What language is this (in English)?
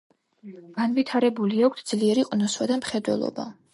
Georgian